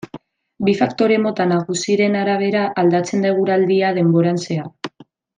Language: Basque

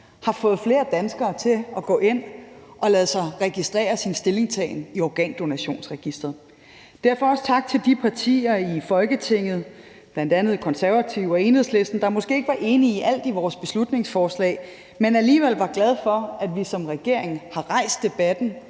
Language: Danish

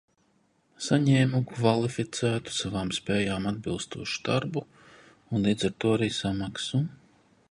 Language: Latvian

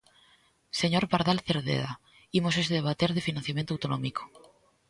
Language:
Galician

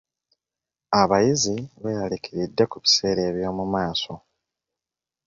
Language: Ganda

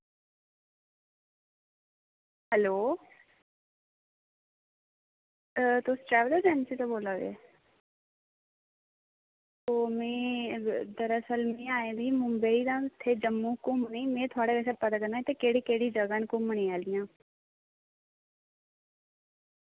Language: Dogri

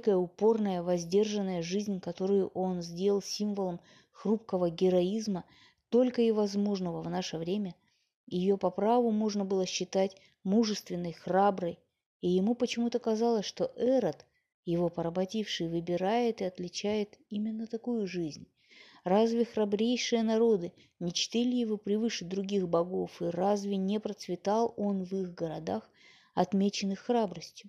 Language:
Russian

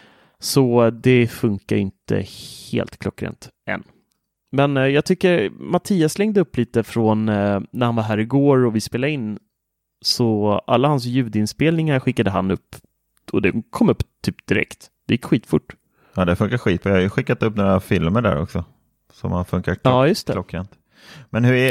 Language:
Swedish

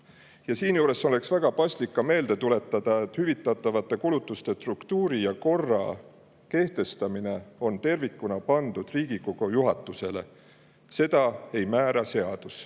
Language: Estonian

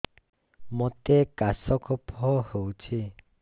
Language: Odia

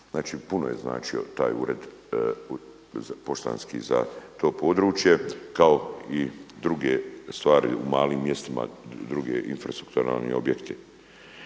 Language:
Croatian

